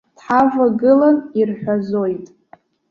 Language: Abkhazian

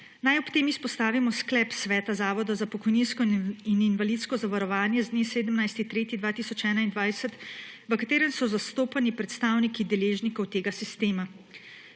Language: Slovenian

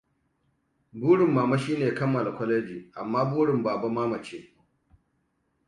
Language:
Hausa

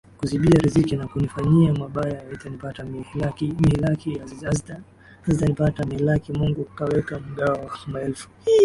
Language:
Swahili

